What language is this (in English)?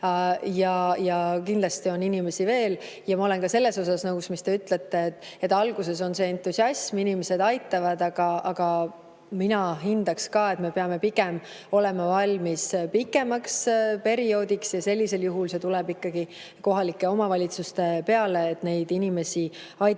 Estonian